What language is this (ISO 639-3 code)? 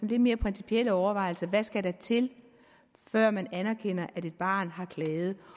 dan